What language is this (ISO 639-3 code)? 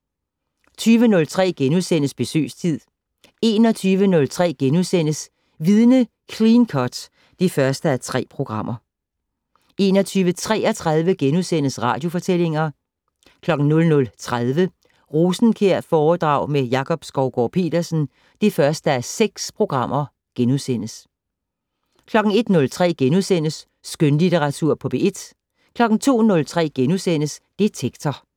dan